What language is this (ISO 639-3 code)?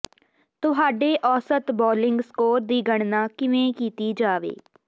pan